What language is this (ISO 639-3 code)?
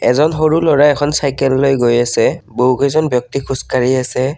asm